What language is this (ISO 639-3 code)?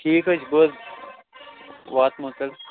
kas